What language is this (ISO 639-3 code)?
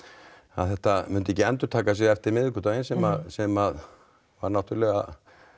isl